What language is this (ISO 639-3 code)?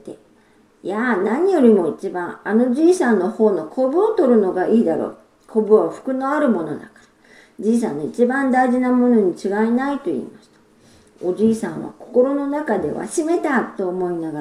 jpn